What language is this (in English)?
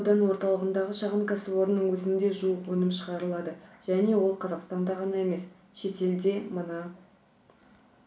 Kazakh